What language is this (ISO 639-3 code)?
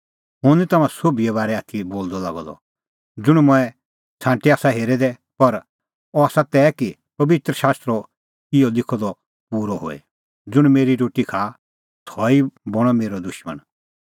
kfx